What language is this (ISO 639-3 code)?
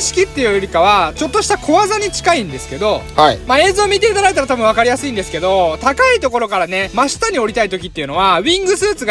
jpn